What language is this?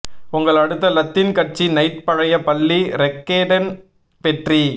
Tamil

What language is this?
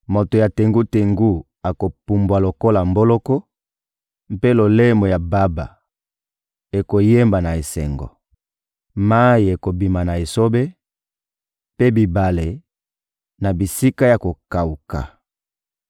Lingala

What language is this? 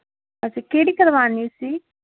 Punjabi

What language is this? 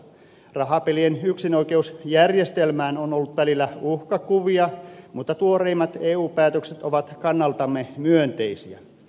Finnish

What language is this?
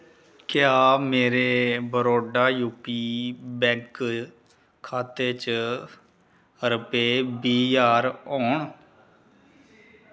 Dogri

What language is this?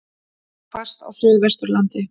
Icelandic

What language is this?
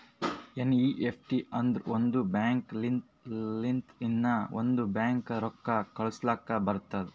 Kannada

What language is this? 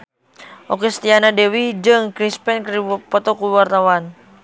Sundanese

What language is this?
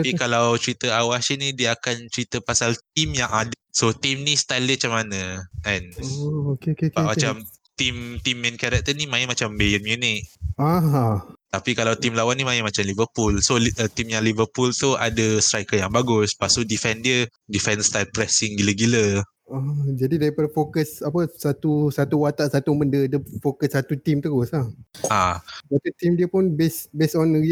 Malay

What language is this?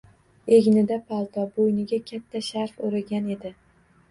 Uzbek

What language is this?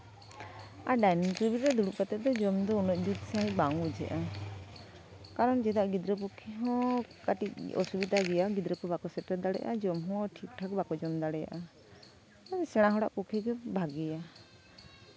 Santali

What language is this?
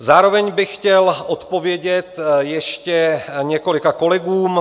Czech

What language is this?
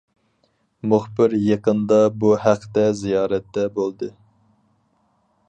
Uyghur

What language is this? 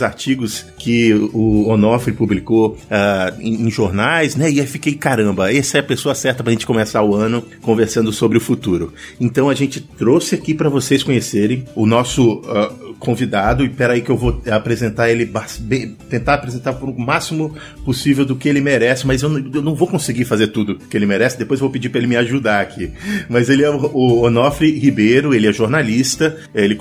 Portuguese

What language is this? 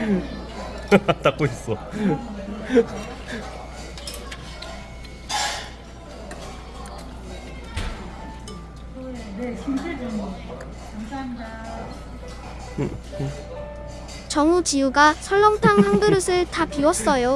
Korean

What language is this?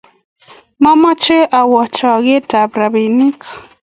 Kalenjin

